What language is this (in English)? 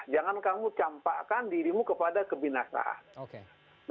Indonesian